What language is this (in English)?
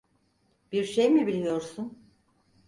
Turkish